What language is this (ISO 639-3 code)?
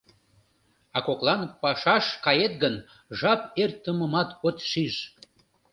chm